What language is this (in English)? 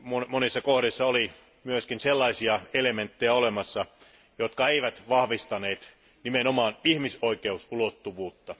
Finnish